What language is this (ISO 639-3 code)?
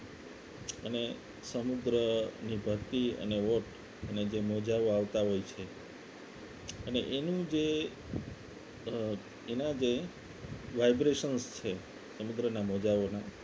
guj